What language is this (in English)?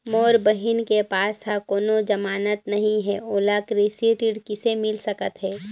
Chhattisgarhi